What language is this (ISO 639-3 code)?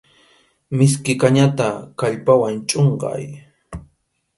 qxu